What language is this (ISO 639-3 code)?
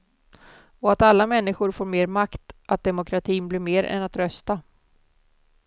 swe